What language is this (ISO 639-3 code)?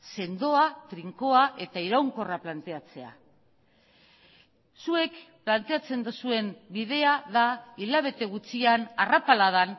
eus